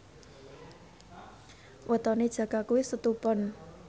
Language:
Javanese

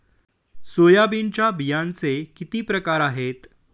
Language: Marathi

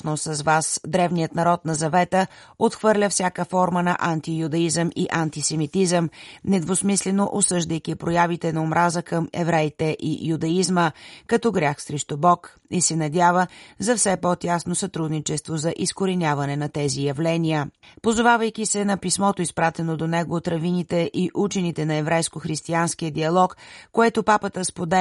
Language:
Bulgarian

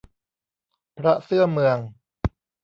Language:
Thai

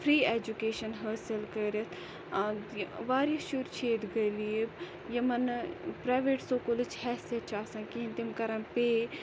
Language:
Kashmiri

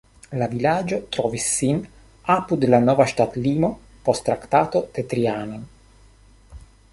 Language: Esperanto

